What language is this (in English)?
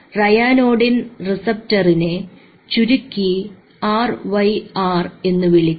Malayalam